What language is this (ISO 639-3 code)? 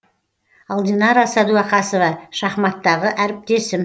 kaz